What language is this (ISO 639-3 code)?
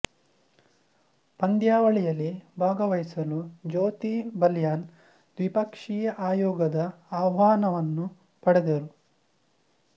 kan